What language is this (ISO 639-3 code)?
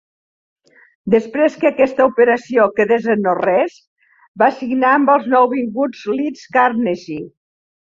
cat